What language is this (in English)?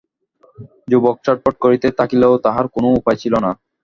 Bangla